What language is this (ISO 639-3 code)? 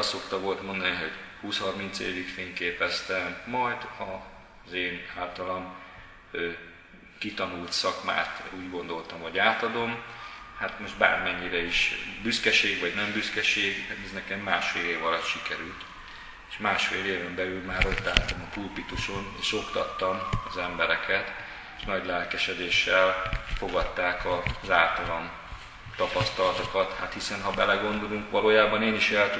hun